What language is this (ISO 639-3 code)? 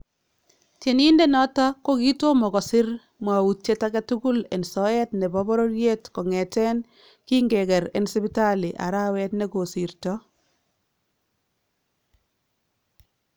kln